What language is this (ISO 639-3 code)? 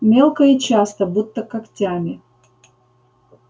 rus